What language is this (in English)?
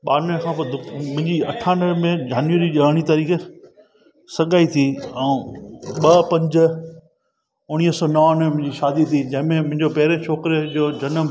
Sindhi